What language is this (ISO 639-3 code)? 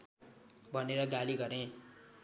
nep